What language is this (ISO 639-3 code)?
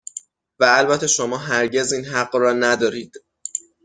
fas